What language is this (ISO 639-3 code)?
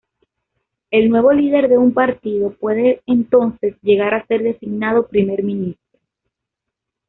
spa